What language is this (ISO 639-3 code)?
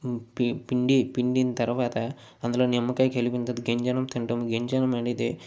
tel